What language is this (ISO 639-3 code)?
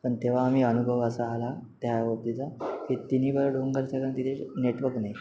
mar